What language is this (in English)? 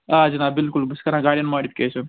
Kashmiri